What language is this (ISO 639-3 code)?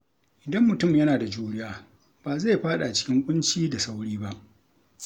hau